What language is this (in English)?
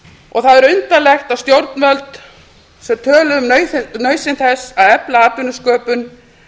Icelandic